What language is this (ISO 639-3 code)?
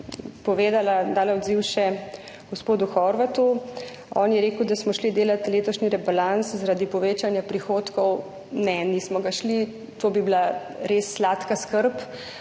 slv